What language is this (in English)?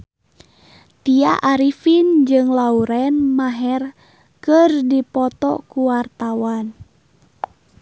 Sundanese